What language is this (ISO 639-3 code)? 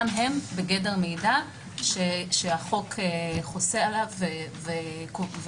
heb